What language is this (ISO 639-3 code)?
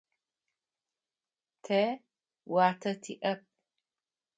ady